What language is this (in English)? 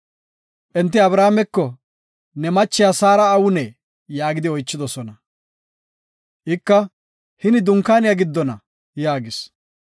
Gofa